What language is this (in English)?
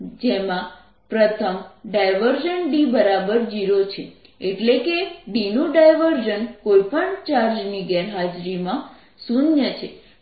Gujarati